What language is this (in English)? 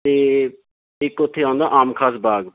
Punjabi